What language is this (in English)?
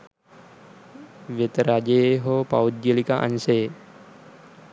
Sinhala